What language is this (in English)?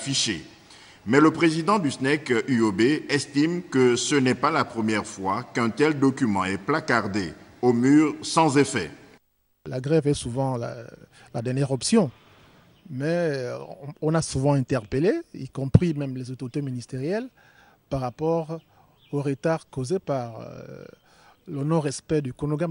French